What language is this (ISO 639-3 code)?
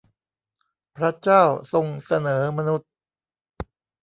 tha